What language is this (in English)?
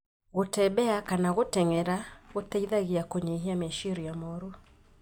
Kikuyu